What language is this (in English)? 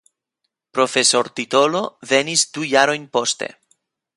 Esperanto